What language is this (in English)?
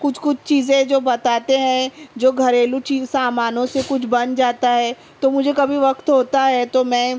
Urdu